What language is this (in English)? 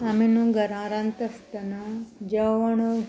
Konkani